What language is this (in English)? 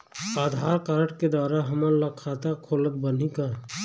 Chhattisgarhi